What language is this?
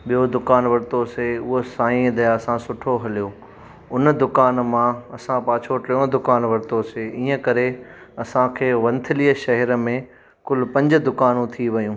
Sindhi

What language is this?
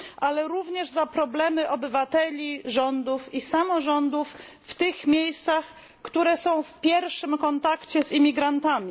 Polish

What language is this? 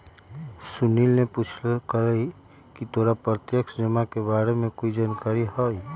Magahi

